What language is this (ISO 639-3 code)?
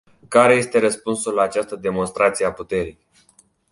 ron